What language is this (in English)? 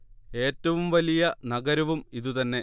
Malayalam